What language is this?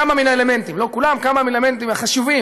Hebrew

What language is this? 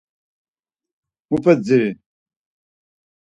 Laz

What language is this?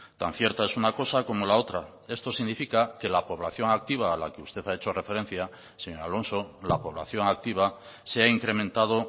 Spanish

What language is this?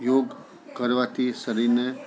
Gujarati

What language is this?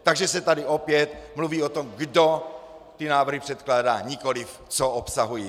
Czech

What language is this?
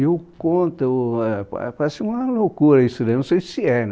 Portuguese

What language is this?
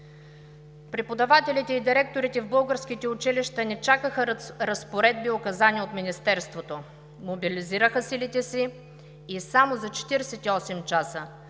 Bulgarian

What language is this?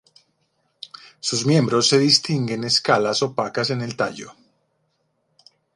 Spanish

